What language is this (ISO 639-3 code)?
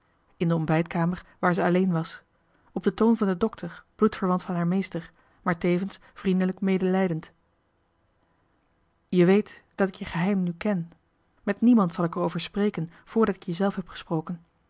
nld